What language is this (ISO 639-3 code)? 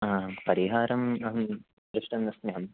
san